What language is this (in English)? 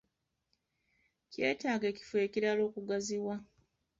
Ganda